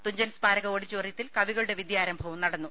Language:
Malayalam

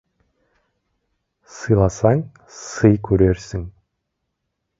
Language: Kazakh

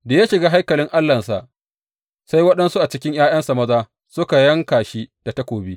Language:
Hausa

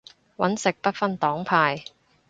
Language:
Cantonese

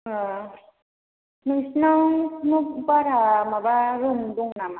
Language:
Bodo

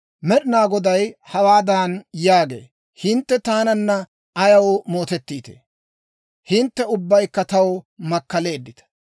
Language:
Dawro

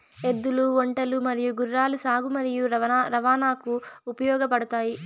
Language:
Telugu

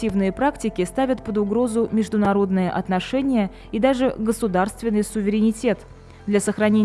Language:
Russian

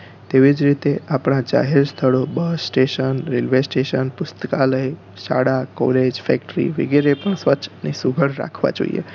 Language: Gujarati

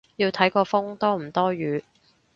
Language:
Cantonese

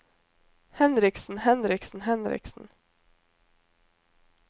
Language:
Norwegian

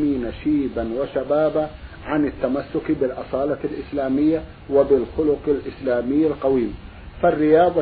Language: Arabic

